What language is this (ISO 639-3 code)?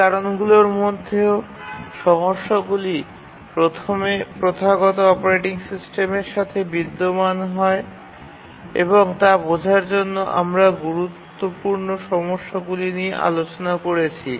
ben